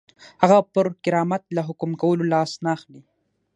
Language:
Pashto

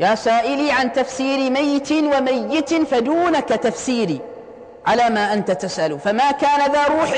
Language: Arabic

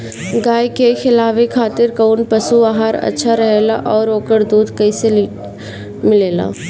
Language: Bhojpuri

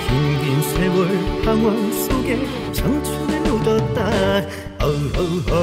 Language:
Korean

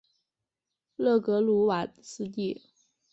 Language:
Chinese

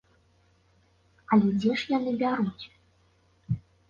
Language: Belarusian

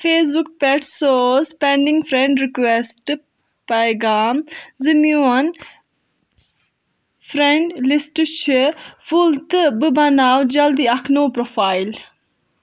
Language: Kashmiri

